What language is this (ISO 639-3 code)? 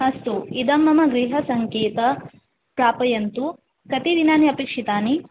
san